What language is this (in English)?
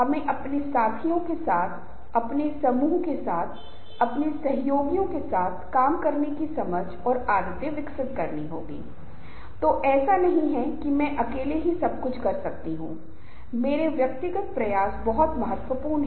Hindi